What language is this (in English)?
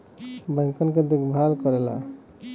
Bhojpuri